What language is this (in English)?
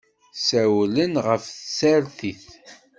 Kabyle